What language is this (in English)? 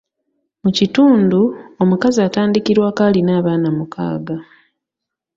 Ganda